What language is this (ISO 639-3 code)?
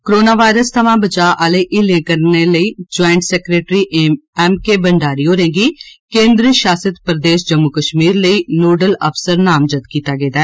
doi